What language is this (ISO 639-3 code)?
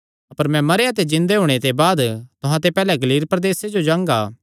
xnr